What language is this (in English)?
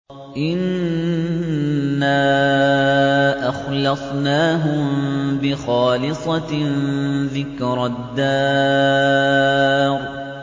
Arabic